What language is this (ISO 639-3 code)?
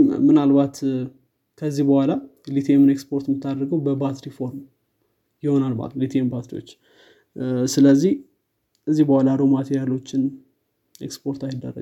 amh